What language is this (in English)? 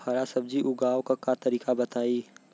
Bhojpuri